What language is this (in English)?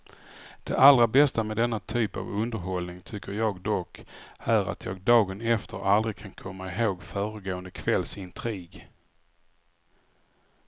Swedish